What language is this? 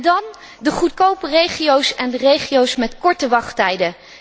Dutch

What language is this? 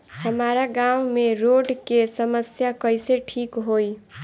Bhojpuri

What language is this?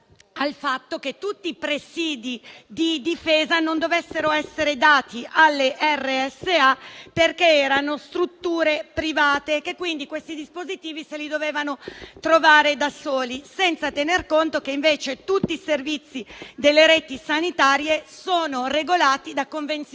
Italian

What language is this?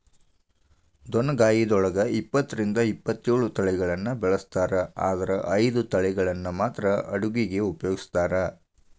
Kannada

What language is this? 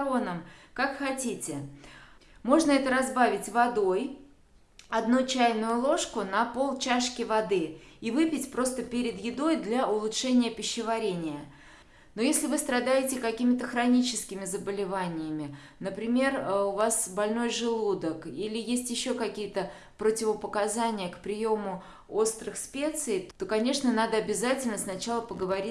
Russian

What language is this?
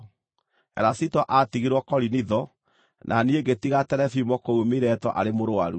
Kikuyu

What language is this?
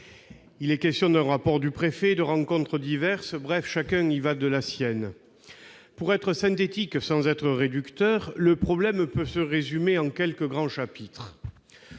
French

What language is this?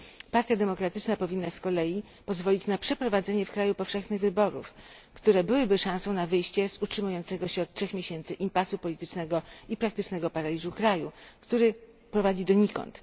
Polish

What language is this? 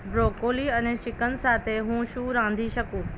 Gujarati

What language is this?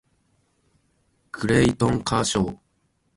Japanese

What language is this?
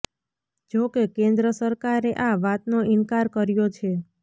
Gujarati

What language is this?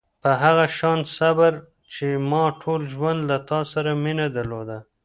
Pashto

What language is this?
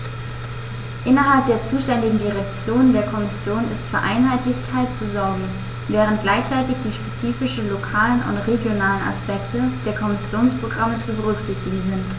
German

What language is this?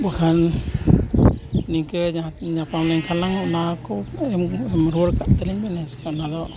Santali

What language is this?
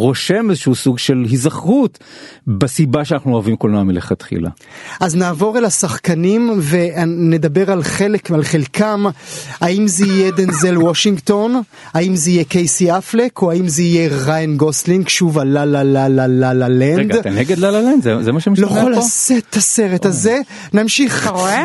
Hebrew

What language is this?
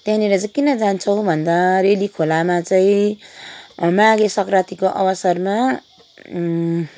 Nepali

